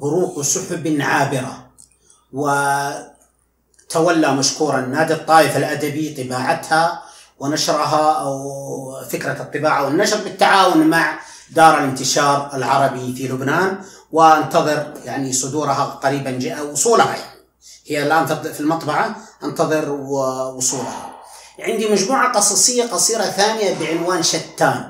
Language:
Arabic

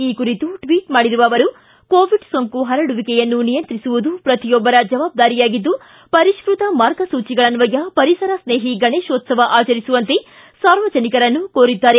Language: Kannada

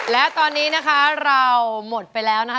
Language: Thai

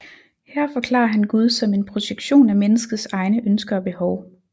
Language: Danish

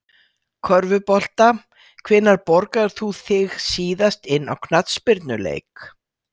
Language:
Icelandic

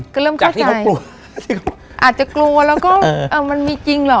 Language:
Thai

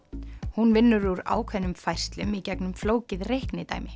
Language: Icelandic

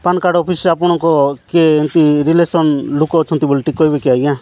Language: Odia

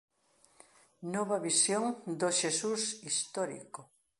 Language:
Galician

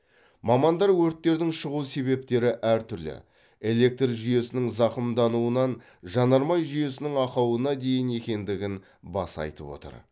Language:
Kazakh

